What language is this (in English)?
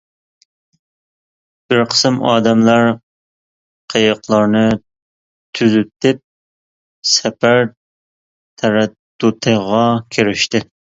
Uyghur